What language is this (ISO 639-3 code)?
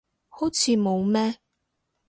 yue